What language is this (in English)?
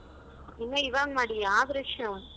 Kannada